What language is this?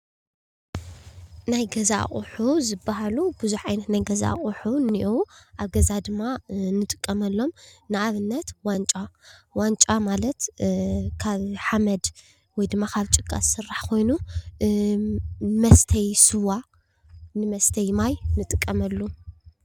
Tigrinya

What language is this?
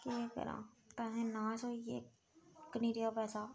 Dogri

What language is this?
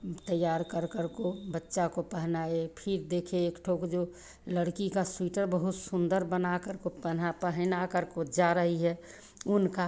Hindi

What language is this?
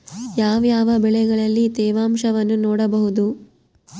Kannada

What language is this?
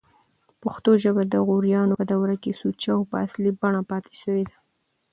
Pashto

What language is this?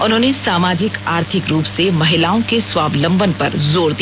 Hindi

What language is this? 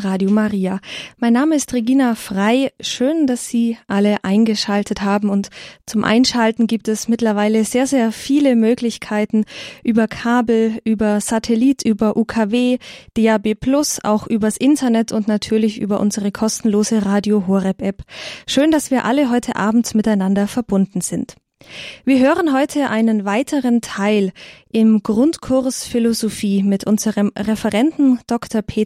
German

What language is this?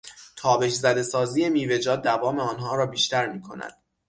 Persian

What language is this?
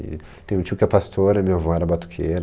Portuguese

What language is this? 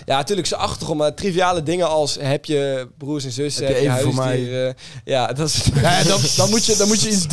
Dutch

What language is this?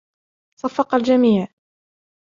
Arabic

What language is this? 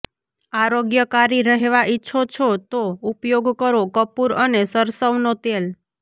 Gujarati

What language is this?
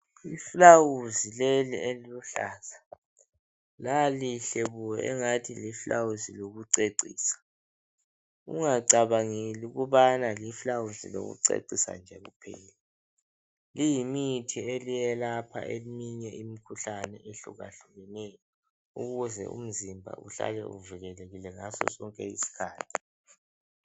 North Ndebele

